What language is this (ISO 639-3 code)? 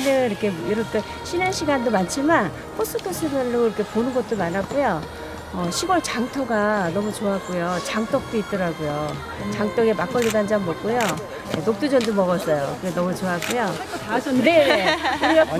kor